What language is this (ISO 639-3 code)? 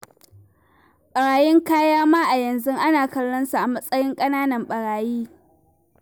hau